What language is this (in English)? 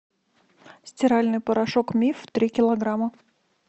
Russian